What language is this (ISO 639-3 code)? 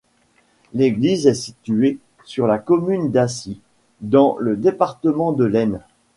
fra